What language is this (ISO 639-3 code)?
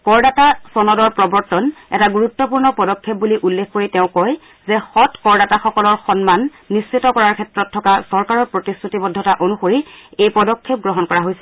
asm